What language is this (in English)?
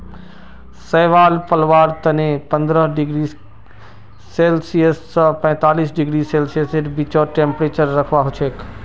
Magahi